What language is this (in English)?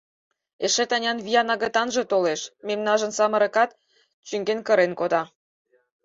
Mari